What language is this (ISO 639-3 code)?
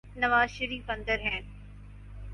urd